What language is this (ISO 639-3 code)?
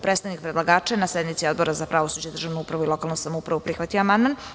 srp